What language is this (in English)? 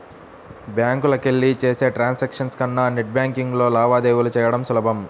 Telugu